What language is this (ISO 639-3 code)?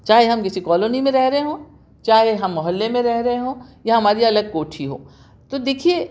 urd